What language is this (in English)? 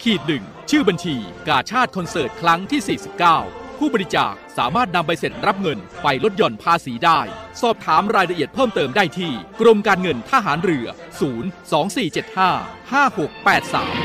Thai